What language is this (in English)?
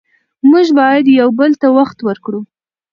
Pashto